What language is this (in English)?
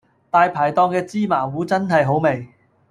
Cantonese